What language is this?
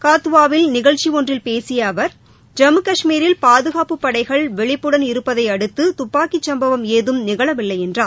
Tamil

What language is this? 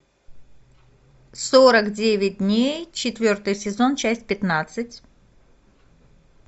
Russian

